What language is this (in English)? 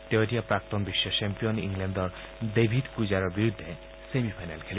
Assamese